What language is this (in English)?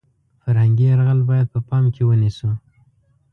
Pashto